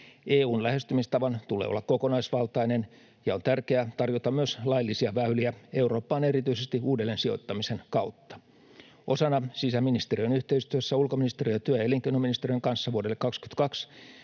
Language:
Finnish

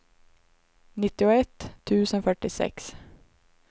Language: Swedish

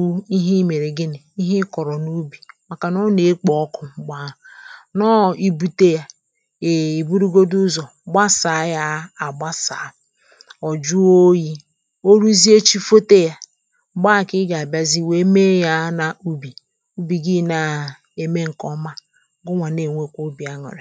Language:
Igbo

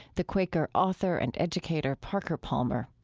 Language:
English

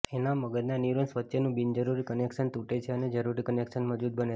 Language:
Gujarati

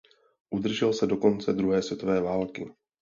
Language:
Czech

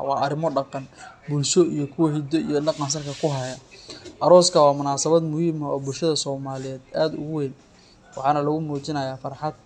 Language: Somali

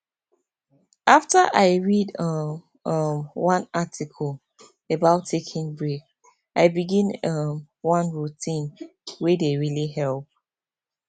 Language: Nigerian Pidgin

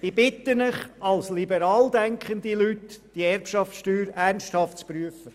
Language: Swiss German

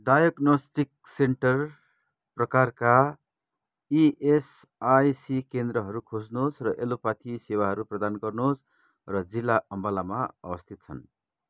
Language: Nepali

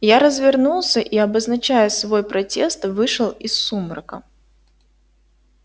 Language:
Russian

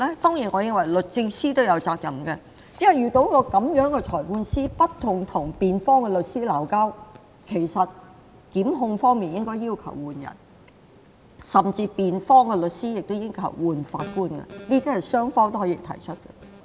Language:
Cantonese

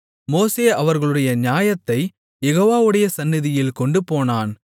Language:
Tamil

